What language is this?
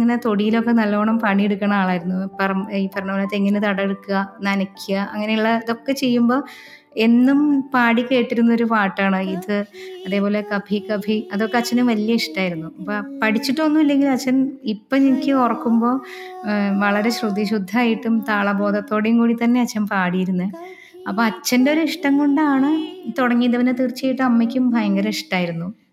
Malayalam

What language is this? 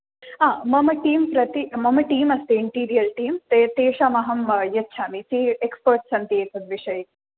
Sanskrit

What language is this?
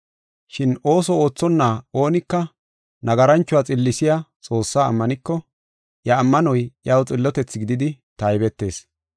Gofa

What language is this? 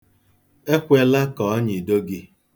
Igbo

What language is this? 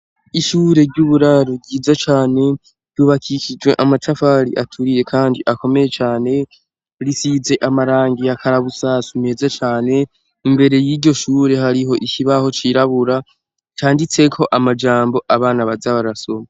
Rundi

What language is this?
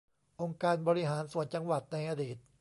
Thai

